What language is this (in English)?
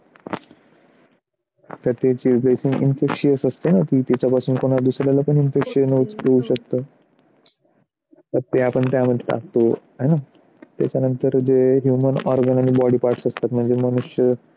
Marathi